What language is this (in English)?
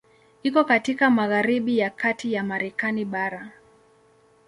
Swahili